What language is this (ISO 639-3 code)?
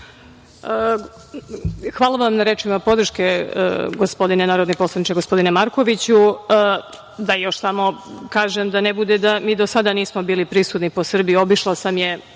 srp